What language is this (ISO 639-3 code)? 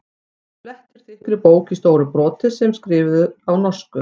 isl